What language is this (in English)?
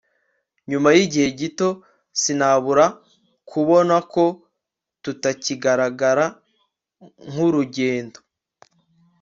Kinyarwanda